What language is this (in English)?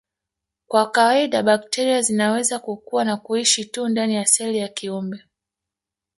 Swahili